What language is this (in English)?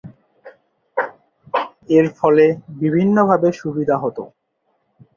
Bangla